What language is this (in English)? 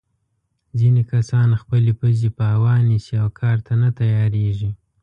Pashto